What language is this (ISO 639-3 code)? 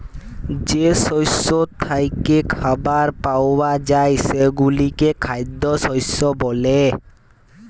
ben